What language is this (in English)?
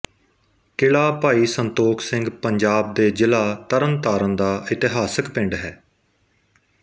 Punjabi